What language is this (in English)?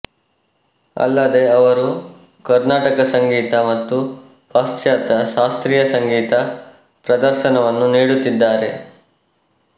Kannada